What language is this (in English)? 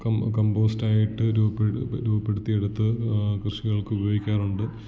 Malayalam